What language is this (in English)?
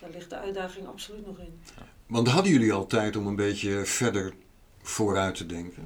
Dutch